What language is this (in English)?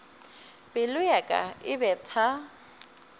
Northern Sotho